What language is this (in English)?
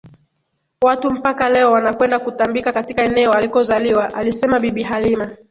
Swahili